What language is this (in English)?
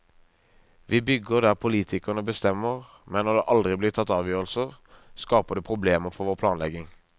Norwegian